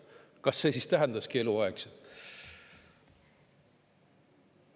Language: Estonian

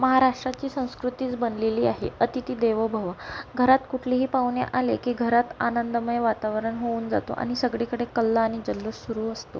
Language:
Marathi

